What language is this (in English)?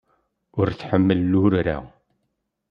Kabyle